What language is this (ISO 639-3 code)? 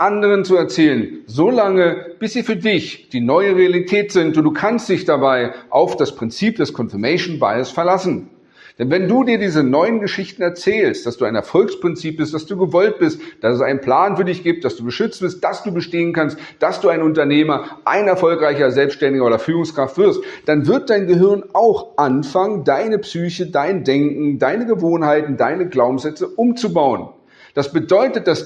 deu